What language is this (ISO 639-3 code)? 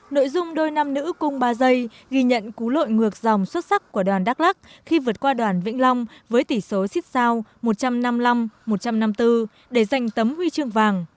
vie